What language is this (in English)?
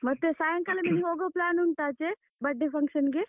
Kannada